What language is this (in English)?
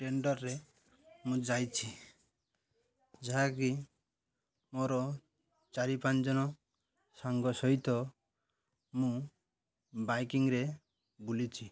Odia